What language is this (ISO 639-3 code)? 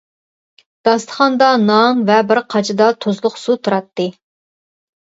uig